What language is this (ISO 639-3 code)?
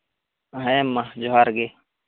sat